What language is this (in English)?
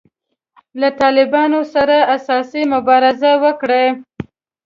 Pashto